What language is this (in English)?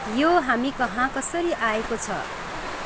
Nepali